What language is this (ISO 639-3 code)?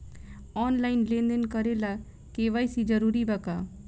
bho